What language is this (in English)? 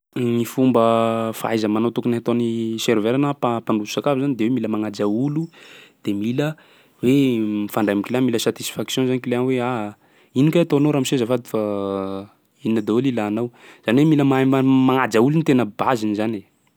Sakalava Malagasy